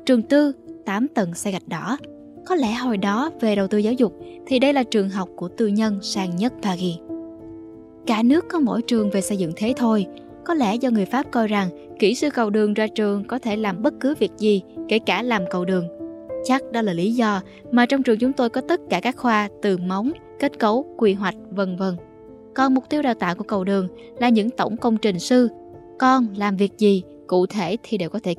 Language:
Vietnamese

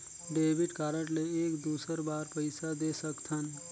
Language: Chhattisgarhi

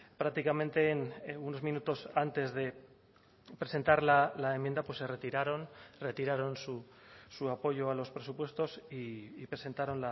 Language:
Spanish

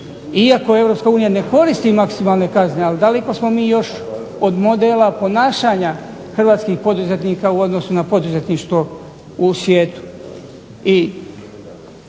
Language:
Croatian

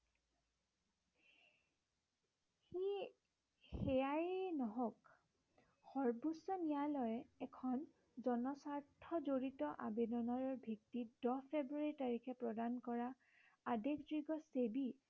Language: Assamese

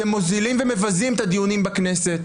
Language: Hebrew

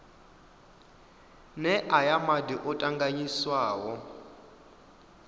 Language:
Venda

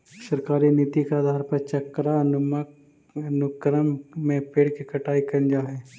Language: Magahi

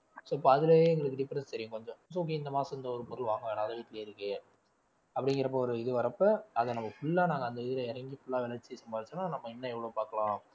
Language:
Tamil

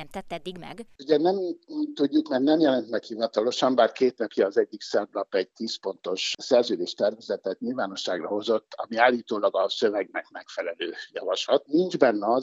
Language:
Hungarian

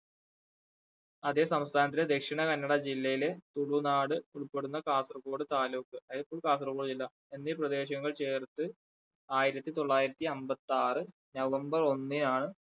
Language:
Malayalam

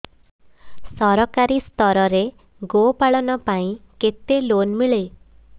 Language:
Odia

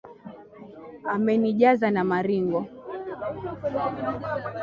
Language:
Swahili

